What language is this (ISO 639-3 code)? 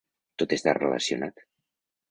cat